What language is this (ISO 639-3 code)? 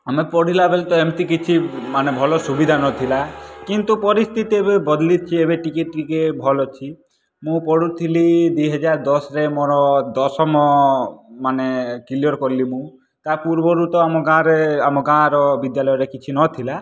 ori